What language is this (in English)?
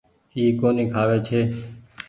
Goaria